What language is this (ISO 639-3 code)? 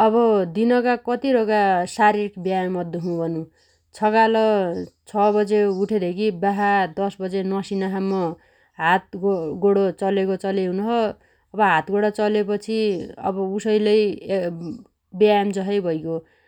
dty